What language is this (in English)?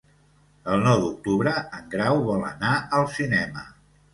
Catalan